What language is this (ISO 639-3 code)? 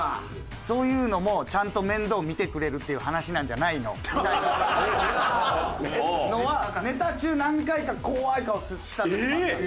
jpn